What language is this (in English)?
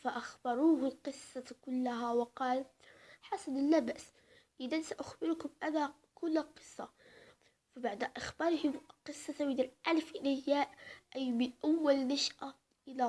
Arabic